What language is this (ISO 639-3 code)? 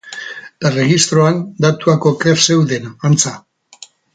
eus